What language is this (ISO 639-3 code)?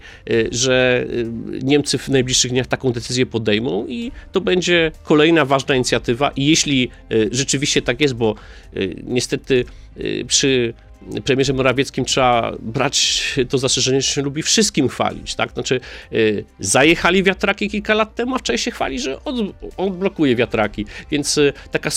pol